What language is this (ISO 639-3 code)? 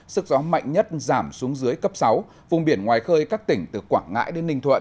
vie